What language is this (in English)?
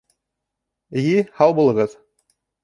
Bashkir